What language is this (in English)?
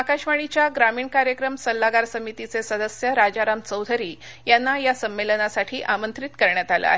Marathi